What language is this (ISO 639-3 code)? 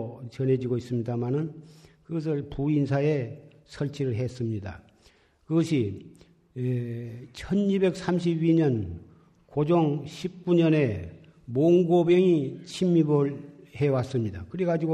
kor